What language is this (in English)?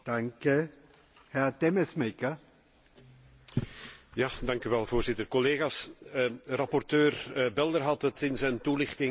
Dutch